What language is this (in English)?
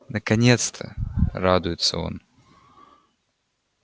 Russian